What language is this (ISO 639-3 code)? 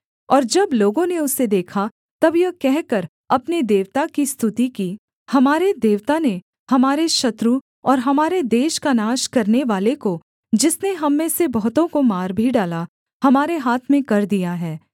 hin